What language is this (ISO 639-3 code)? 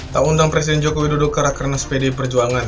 ind